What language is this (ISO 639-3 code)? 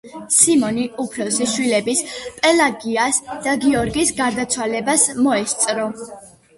kat